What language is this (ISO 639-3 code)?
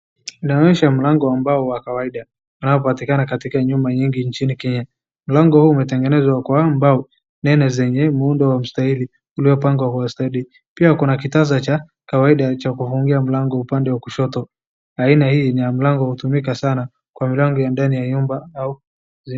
swa